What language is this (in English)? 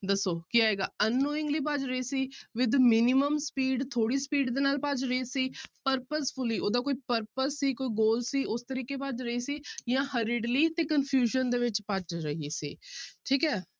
Punjabi